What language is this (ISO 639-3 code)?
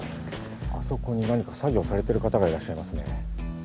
jpn